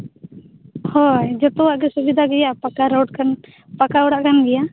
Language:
Santali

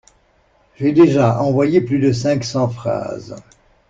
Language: French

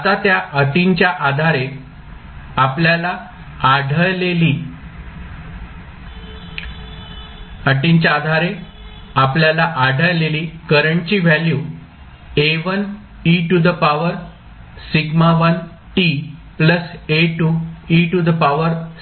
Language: Marathi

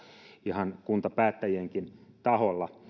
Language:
Finnish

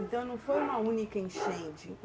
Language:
Portuguese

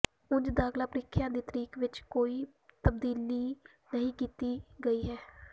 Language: Punjabi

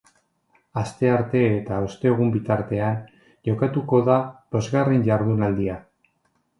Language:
Basque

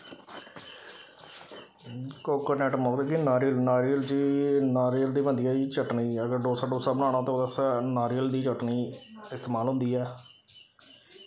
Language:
Dogri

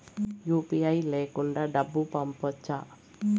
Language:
Telugu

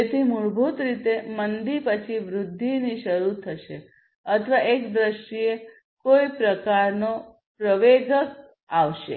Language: Gujarati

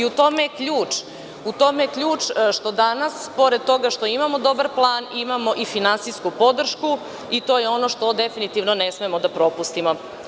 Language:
Serbian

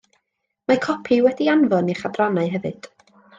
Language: Welsh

